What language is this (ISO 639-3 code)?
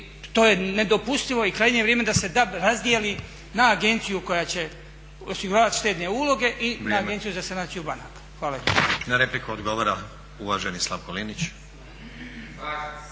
hrv